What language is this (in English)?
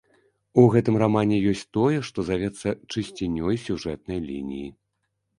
Belarusian